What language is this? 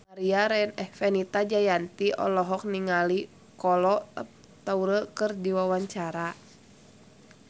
Sundanese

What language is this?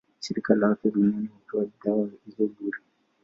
Swahili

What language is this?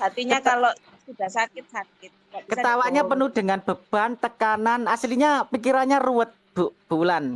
Indonesian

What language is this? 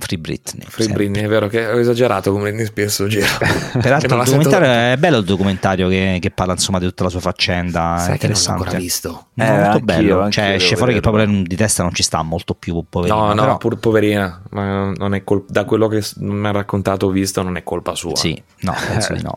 Italian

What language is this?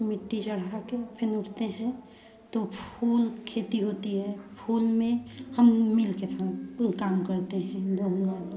Hindi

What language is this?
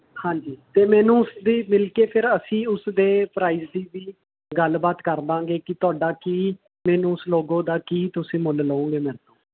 Punjabi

